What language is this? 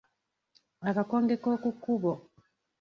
Ganda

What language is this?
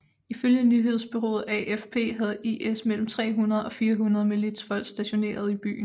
Danish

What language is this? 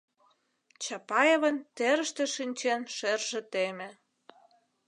Mari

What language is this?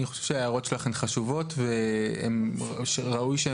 Hebrew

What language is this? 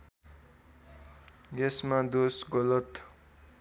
Nepali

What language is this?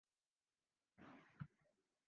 Swahili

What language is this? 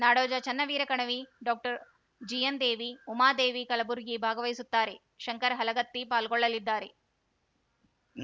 Kannada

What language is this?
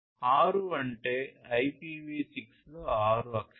Telugu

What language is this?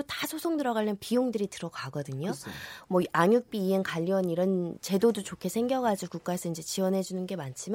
Korean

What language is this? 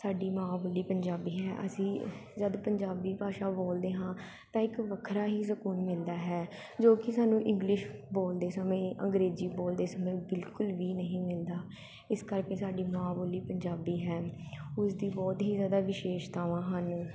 Punjabi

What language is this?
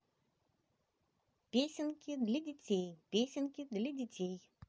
Russian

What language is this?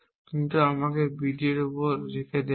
Bangla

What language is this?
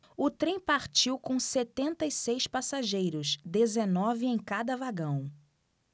Portuguese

